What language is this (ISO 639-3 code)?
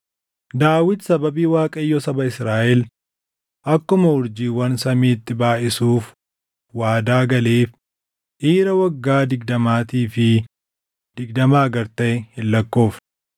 orm